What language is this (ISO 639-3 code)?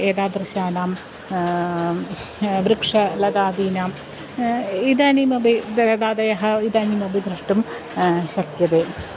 san